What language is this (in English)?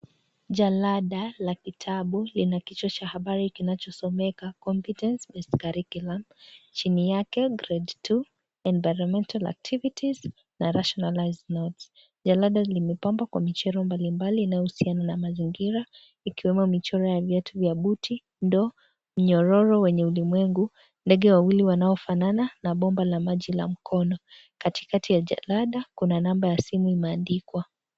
Swahili